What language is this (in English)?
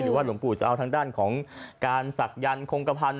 Thai